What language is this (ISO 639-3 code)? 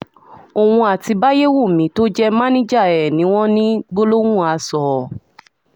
yor